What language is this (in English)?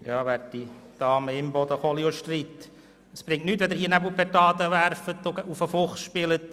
Swiss German